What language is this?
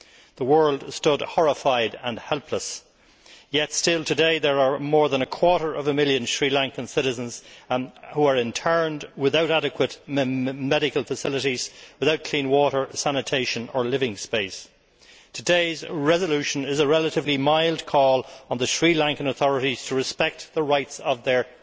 English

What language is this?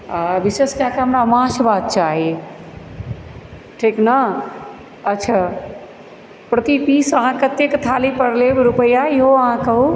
Maithili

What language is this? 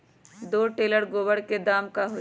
Magahi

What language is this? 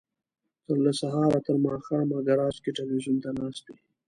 Pashto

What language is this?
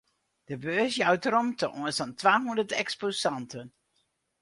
Western Frisian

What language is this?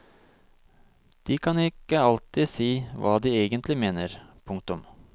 Norwegian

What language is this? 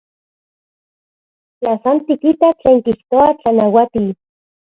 Central Puebla Nahuatl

